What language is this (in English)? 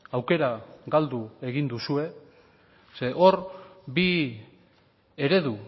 Basque